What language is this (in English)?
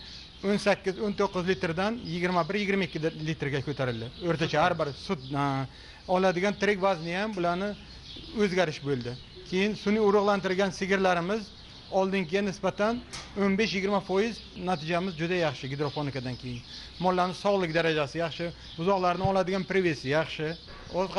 Turkish